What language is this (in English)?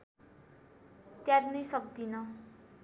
Nepali